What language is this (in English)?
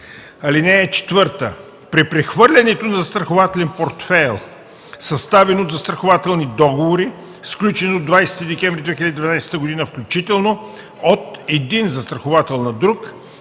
Bulgarian